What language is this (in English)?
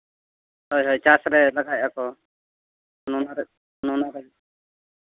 Santali